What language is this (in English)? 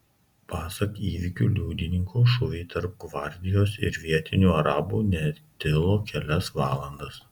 Lithuanian